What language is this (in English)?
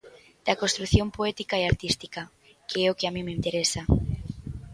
Galician